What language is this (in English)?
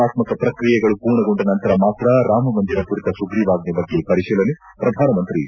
Kannada